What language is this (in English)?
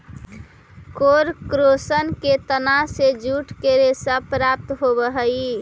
Magahi